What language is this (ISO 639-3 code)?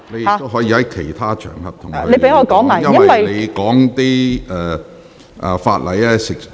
yue